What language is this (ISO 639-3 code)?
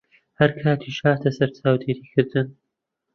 ckb